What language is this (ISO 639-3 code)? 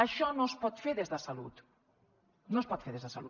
cat